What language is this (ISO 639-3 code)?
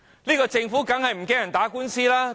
yue